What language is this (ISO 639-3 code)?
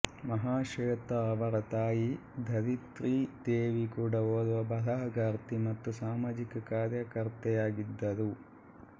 kan